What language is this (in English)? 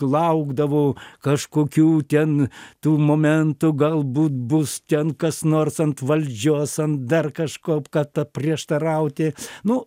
Lithuanian